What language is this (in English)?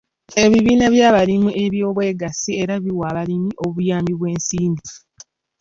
Ganda